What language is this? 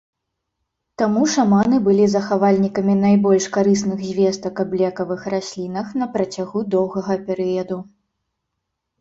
Belarusian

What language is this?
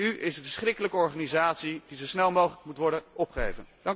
Dutch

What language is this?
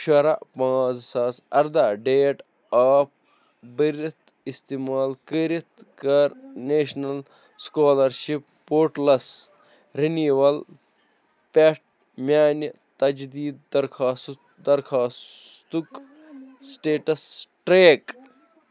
Kashmiri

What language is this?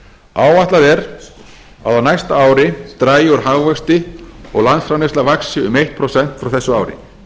Icelandic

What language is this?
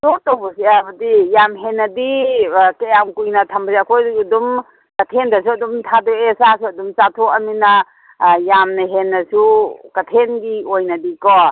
Manipuri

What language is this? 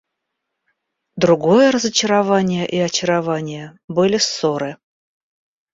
Russian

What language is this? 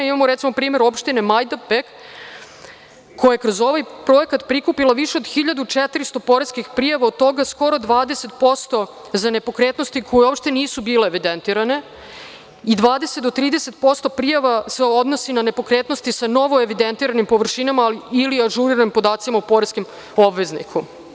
Serbian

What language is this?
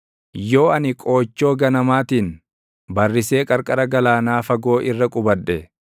Oromo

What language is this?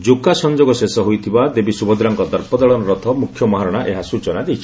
Odia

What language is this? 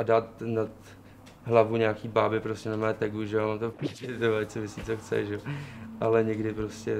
Czech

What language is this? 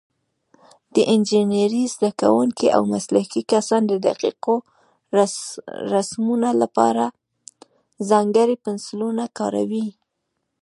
Pashto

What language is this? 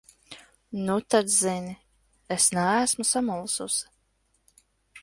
Latvian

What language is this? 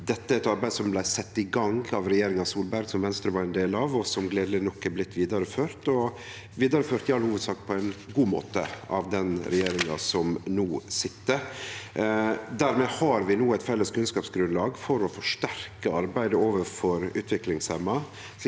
Norwegian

